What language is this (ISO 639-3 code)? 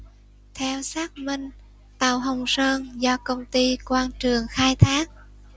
vie